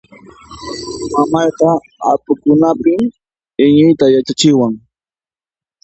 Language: Puno Quechua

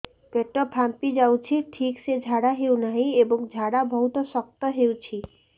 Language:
Odia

